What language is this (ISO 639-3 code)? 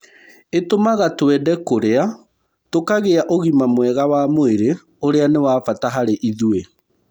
kik